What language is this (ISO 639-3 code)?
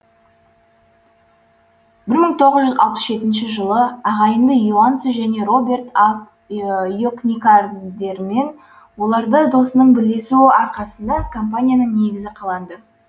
kaz